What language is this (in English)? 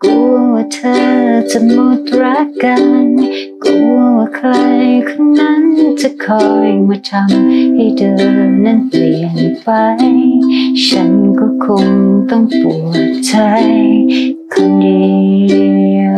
Thai